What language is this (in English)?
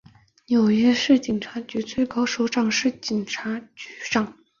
Chinese